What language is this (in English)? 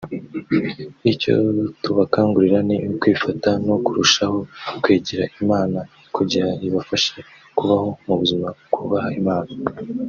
Kinyarwanda